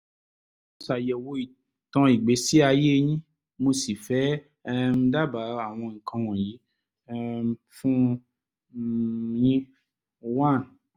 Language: Yoruba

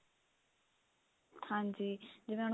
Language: Punjabi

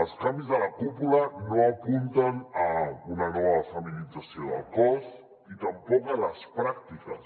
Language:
Catalan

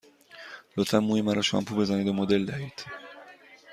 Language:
Persian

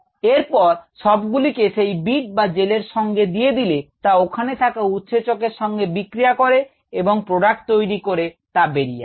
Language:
Bangla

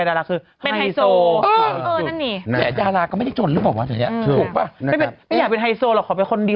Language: Thai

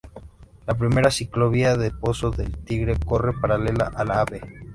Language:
Spanish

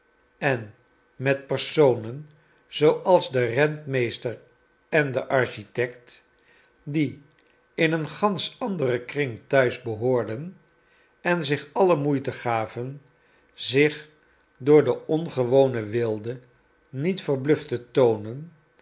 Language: Dutch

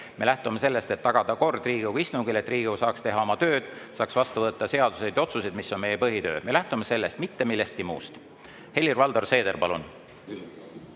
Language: Estonian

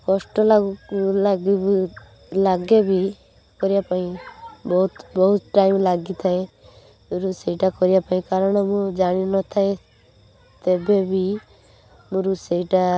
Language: Odia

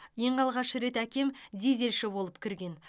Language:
Kazakh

